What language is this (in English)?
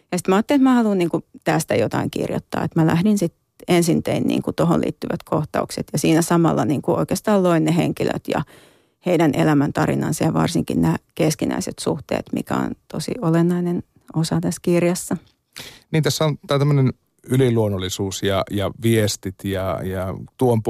Finnish